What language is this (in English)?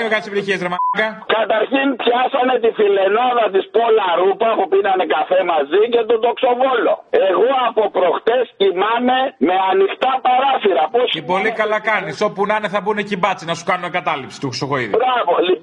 Greek